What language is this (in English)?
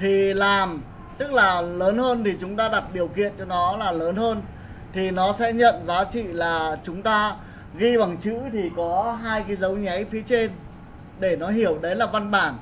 Vietnamese